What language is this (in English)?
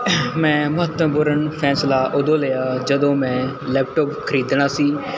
Punjabi